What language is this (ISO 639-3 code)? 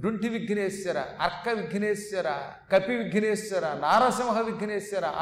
tel